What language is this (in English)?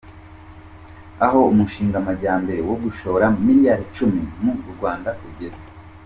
Kinyarwanda